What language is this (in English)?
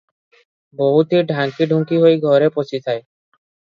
Odia